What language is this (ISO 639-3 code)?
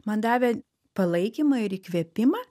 lit